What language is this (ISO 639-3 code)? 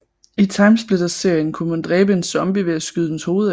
dan